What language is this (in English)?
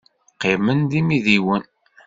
Kabyle